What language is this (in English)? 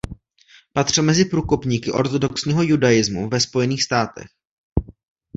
Czech